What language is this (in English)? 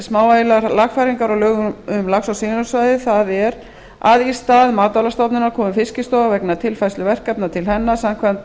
Icelandic